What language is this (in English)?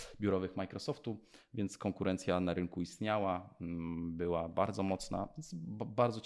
Polish